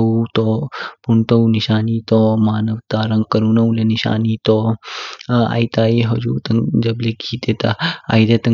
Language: Kinnauri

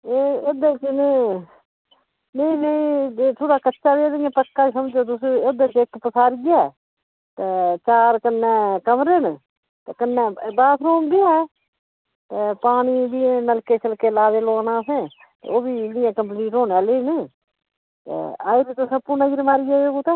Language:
Dogri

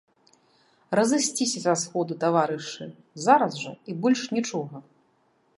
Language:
Belarusian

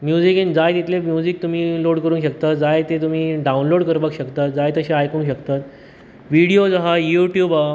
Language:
Konkani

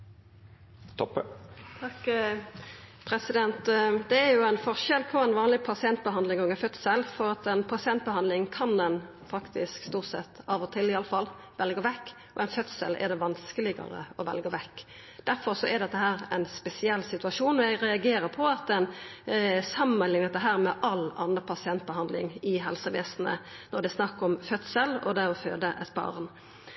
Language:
Norwegian Nynorsk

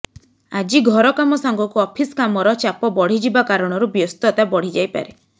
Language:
Odia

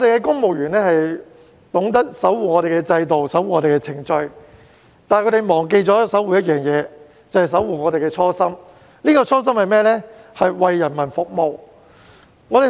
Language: Cantonese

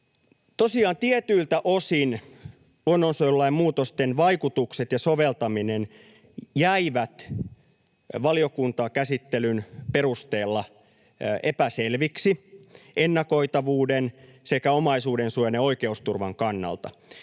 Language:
Finnish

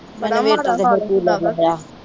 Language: Punjabi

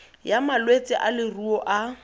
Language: Tswana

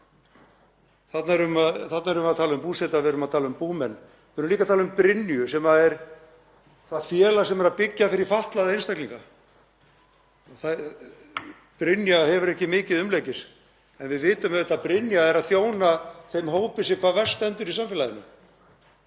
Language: Icelandic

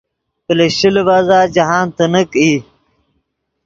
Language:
Yidgha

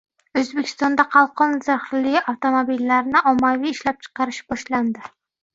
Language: Uzbek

